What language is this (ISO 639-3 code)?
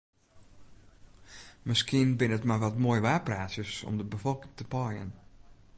fry